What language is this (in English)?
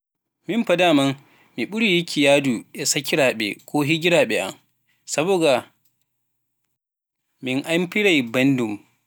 Pular